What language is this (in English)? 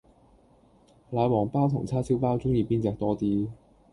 Cantonese